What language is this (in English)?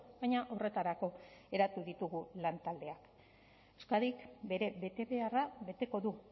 Basque